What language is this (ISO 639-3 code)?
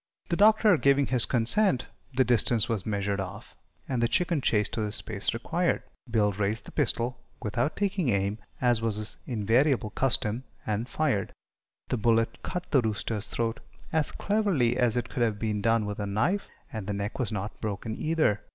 eng